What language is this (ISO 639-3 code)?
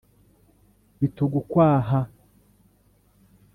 kin